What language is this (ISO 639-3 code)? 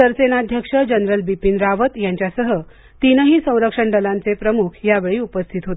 mar